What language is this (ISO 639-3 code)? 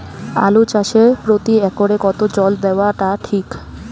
ben